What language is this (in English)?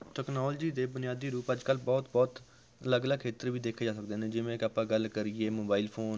Punjabi